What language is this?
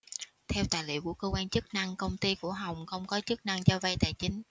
Vietnamese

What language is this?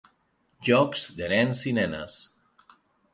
Catalan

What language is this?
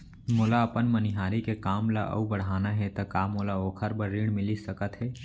Chhattisgarhi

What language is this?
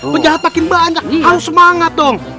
Indonesian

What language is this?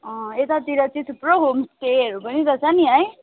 Nepali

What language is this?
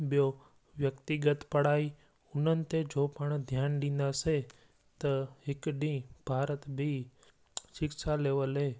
Sindhi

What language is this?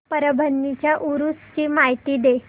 Marathi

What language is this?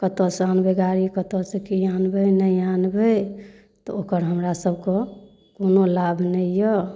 Maithili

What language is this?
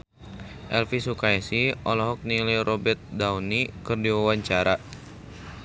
Sundanese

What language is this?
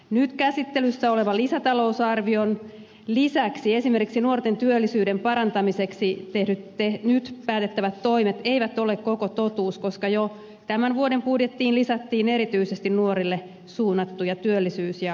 Finnish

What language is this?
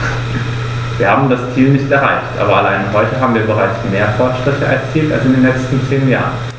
German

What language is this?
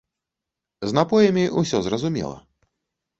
Belarusian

